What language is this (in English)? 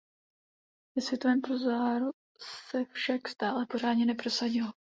Czech